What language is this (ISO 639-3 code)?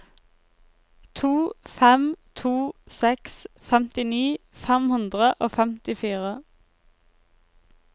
nor